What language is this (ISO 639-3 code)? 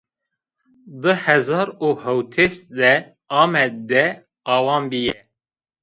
zza